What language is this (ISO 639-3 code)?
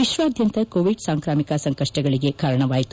kan